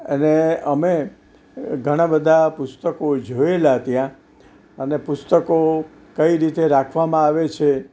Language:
Gujarati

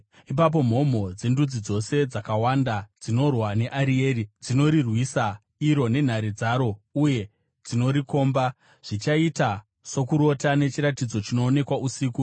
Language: Shona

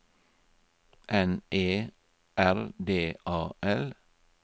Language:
Norwegian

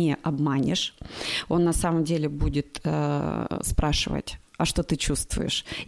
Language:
Russian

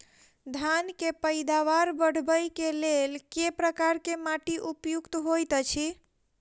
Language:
Maithili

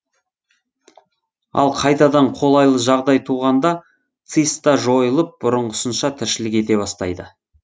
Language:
Kazakh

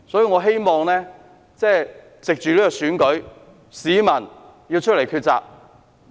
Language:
Cantonese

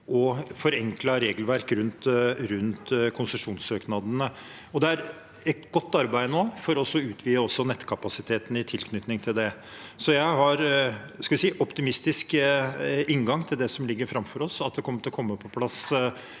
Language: Norwegian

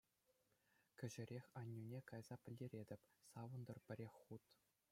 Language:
Chuvash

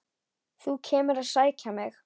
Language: Icelandic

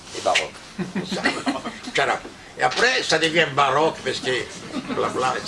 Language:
Italian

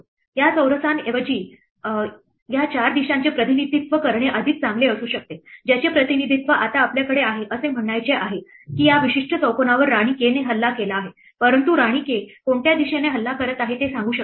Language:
Marathi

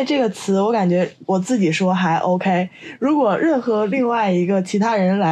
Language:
Chinese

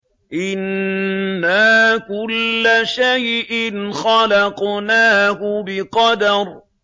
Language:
Arabic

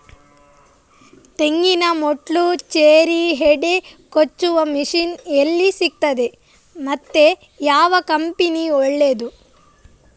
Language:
Kannada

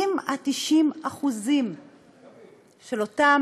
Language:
Hebrew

